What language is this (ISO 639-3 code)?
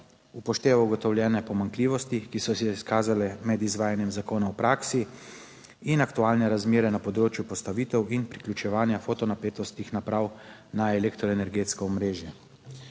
slv